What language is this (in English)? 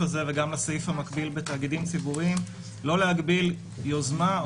Hebrew